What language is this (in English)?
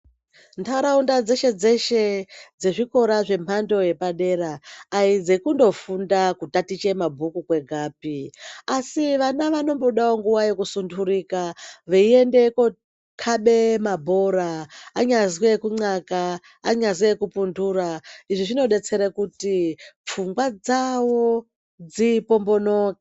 Ndau